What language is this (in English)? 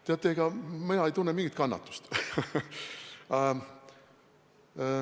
Estonian